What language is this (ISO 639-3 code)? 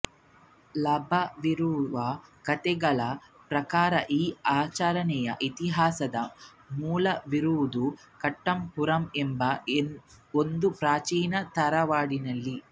kan